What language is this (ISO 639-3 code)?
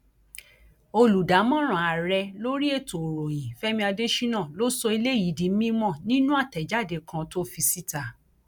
yor